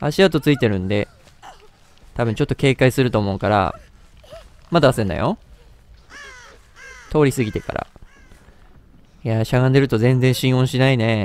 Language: Japanese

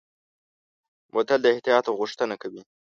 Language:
Pashto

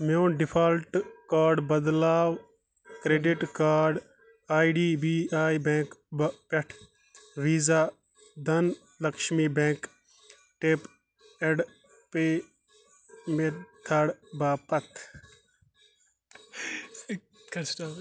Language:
Kashmiri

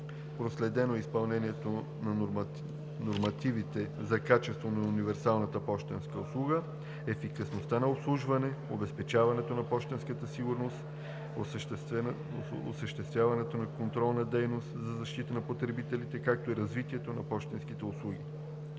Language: Bulgarian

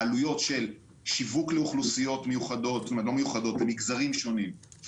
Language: Hebrew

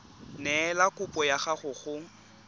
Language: Tswana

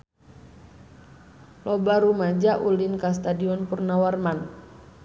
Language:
Sundanese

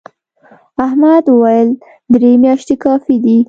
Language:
Pashto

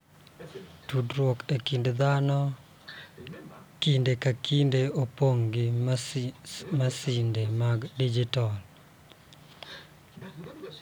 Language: Luo (Kenya and Tanzania)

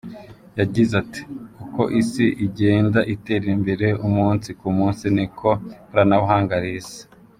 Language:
Kinyarwanda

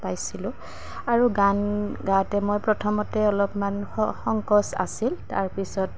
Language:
Assamese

